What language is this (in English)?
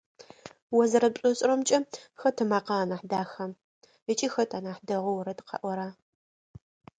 Adyghe